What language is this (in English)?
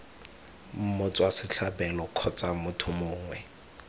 Tswana